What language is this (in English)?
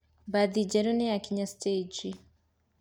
Kikuyu